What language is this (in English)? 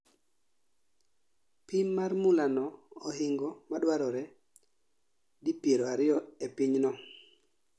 Luo (Kenya and Tanzania)